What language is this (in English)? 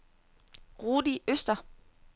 Danish